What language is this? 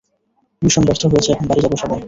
Bangla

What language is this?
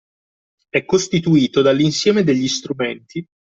Italian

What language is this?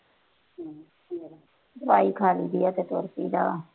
Punjabi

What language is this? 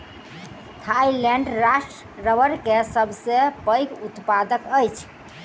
Maithili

